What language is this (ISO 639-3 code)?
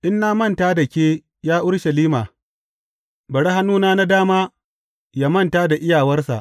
hau